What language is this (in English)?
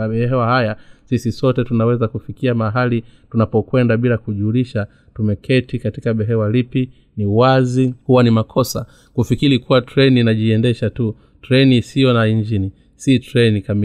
Swahili